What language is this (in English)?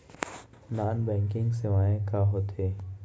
Chhattisgarhi